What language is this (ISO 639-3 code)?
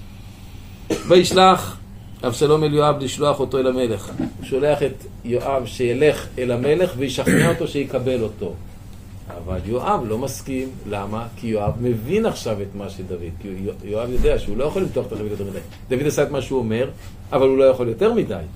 heb